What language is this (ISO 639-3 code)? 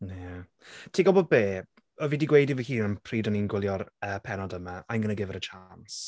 cym